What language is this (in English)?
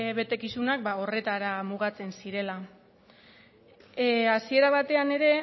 Basque